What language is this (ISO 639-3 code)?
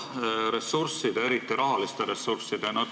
est